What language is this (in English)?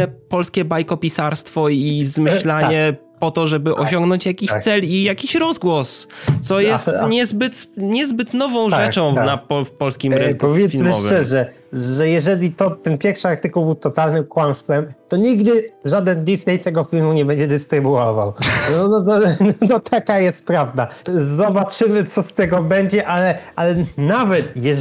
Polish